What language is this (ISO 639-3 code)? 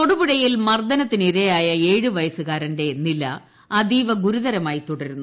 mal